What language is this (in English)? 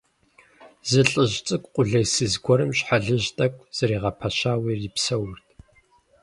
Kabardian